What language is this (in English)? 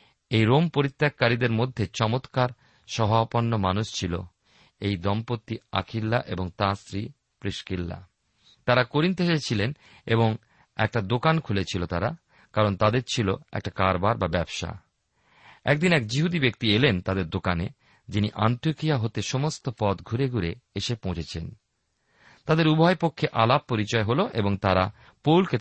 Bangla